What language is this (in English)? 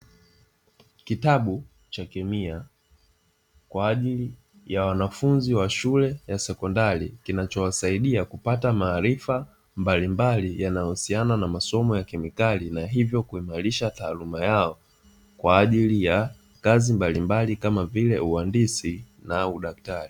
Swahili